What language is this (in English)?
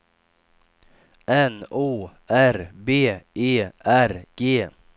Swedish